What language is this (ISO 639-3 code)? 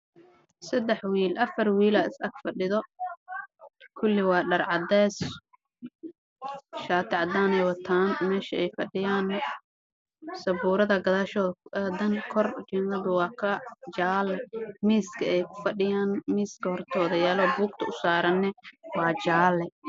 som